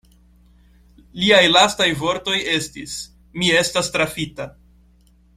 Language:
Esperanto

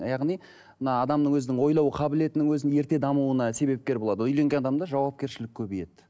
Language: Kazakh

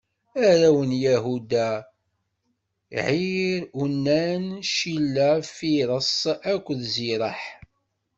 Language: Kabyle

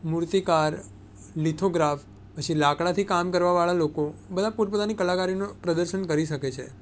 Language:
Gujarati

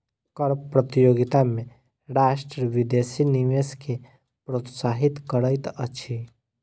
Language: Maithili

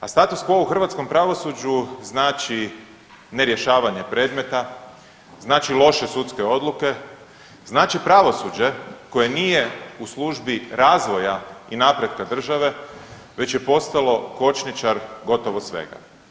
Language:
Croatian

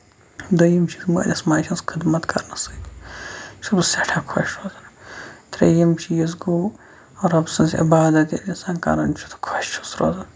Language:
Kashmiri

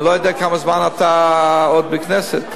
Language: Hebrew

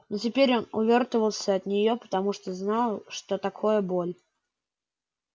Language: Russian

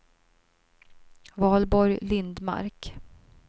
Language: Swedish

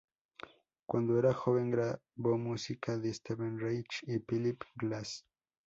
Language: Spanish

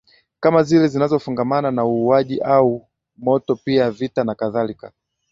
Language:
Swahili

